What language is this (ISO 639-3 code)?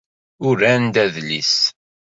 kab